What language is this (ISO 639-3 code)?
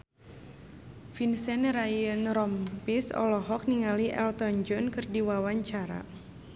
sun